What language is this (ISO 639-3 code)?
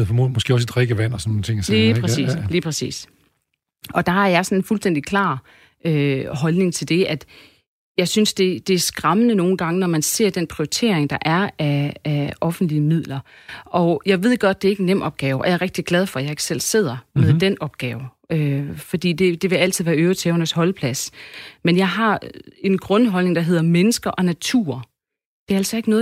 dan